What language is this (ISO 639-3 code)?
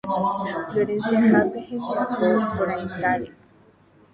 grn